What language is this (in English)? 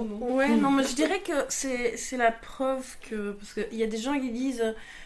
French